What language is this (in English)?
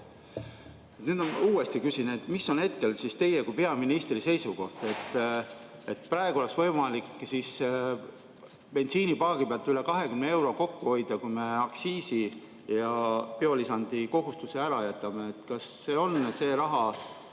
Estonian